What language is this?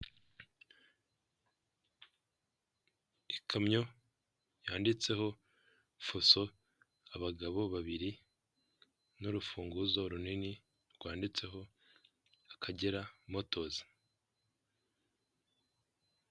Kinyarwanda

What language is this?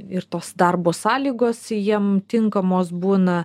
Lithuanian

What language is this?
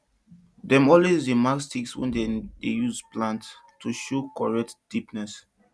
Nigerian Pidgin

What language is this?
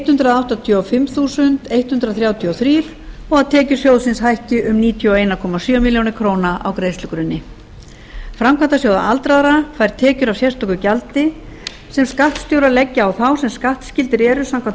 Icelandic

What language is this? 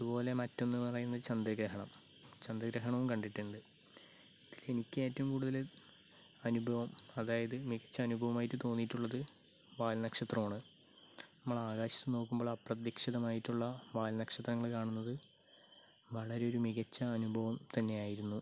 Malayalam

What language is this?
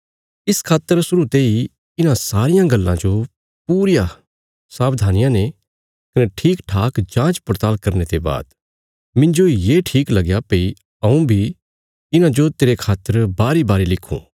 Bilaspuri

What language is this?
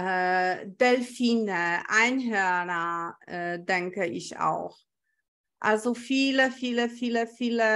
German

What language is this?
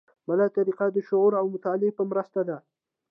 Pashto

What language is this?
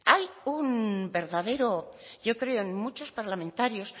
Spanish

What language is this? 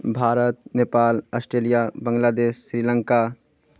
Maithili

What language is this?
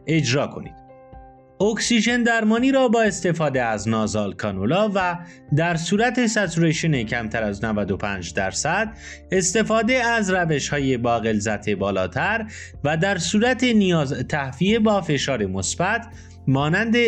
Persian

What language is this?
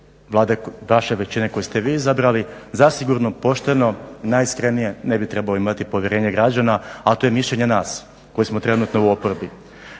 Croatian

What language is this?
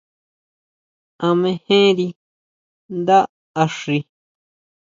Huautla Mazatec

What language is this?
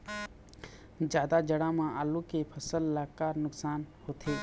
Chhattisgarhi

